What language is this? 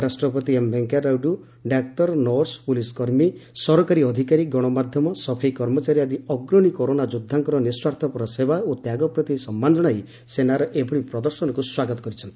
Odia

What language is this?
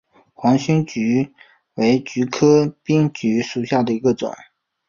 Chinese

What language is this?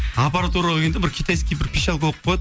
Kazakh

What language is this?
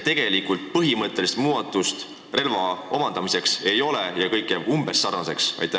Estonian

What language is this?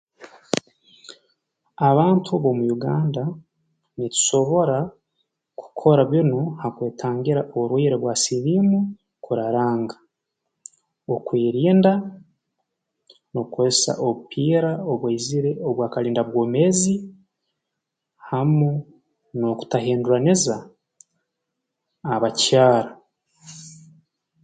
Tooro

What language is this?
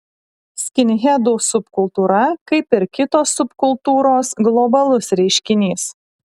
Lithuanian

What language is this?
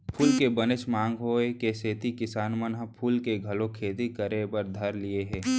Chhattisgarhi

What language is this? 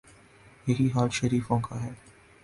Urdu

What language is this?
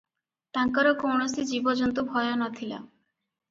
Odia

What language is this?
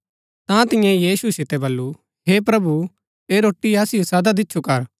Gaddi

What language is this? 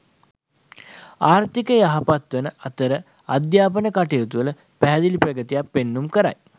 Sinhala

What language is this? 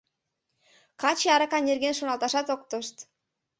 Mari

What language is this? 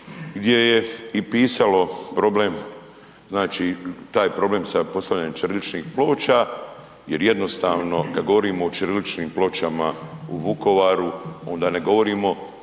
Croatian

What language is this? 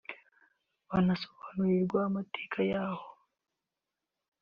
Kinyarwanda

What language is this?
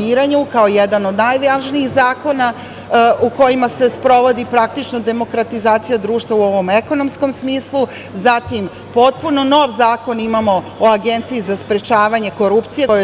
Serbian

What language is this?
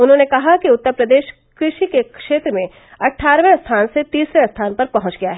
Hindi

